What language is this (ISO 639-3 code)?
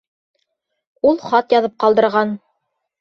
bak